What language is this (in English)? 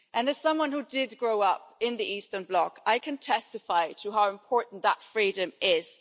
English